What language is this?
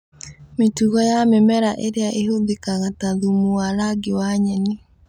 Kikuyu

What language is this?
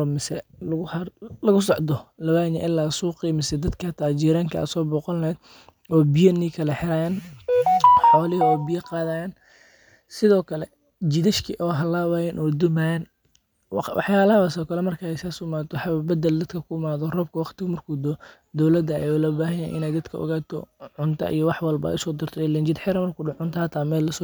Somali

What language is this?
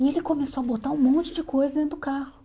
Portuguese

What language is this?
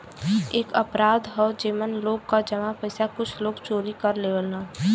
Bhojpuri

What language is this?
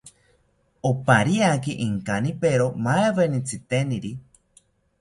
South Ucayali Ashéninka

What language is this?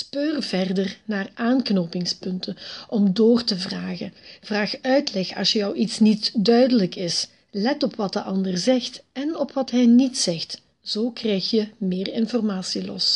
Dutch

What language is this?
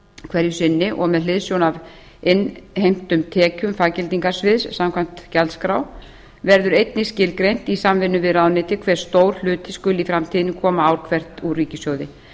Icelandic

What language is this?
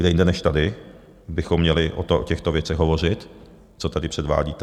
Czech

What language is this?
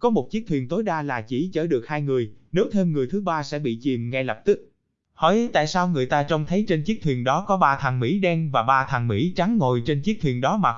Vietnamese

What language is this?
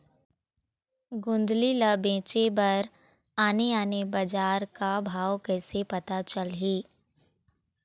Chhattisgarhi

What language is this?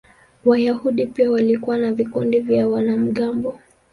Swahili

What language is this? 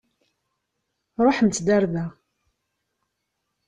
Kabyle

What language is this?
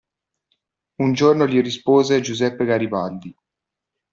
Italian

